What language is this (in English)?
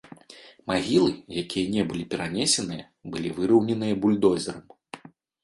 Belarusian